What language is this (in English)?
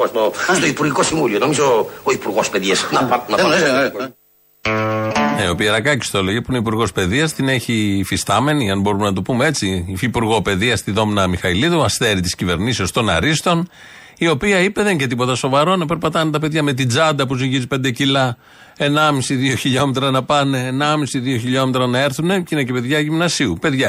Greek